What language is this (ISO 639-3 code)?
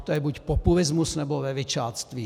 ces